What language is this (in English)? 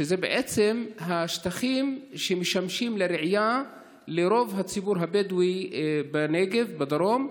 Hebrew